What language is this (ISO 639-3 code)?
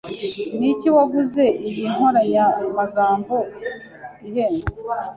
kin